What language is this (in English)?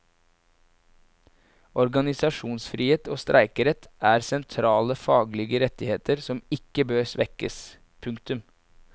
Norwegian